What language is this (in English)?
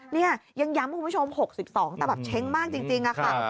Thai